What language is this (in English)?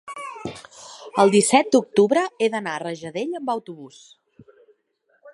Catalan